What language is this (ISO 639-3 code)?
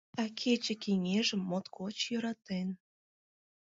chm